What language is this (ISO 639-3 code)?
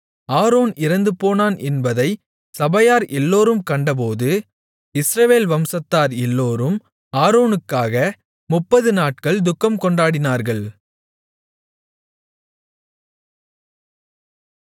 tam